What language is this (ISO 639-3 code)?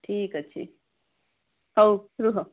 ori